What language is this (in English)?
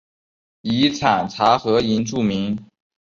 Chinese